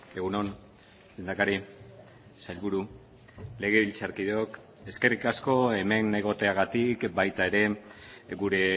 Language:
Basque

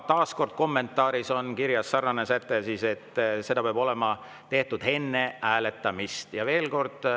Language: Estonian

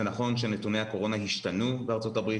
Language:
Hebrew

